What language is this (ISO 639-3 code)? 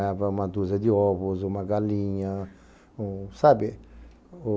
por